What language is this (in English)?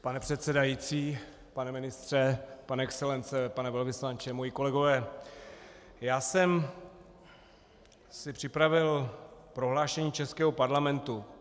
Czech